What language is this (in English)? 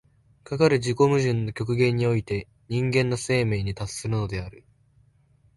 Japanese